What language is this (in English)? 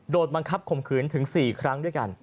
Thai